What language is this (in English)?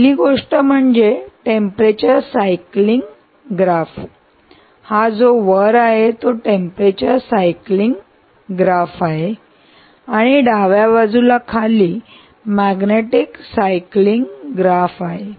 Marathi